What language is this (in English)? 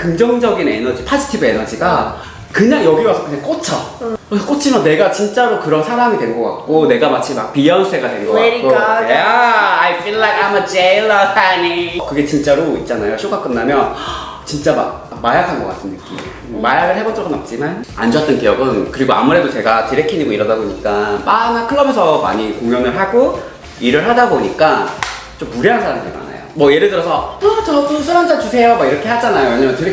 Korean